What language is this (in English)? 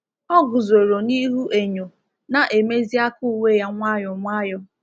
Igbo